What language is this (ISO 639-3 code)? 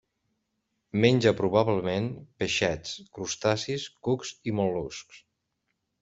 cat